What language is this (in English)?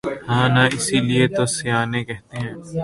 Urdu